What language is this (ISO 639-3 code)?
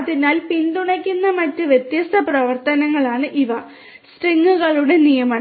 mal